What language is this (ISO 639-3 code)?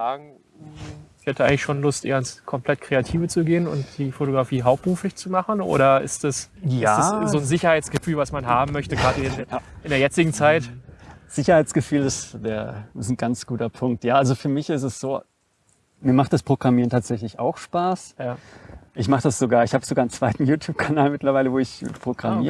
deu